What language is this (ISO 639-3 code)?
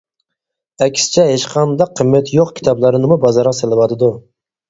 uig